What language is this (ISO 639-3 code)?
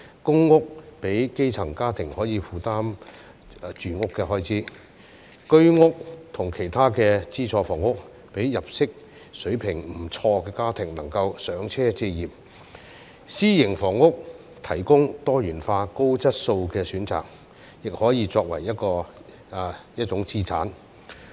yue